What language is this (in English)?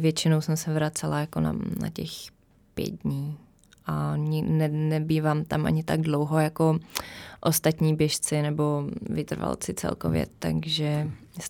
Czech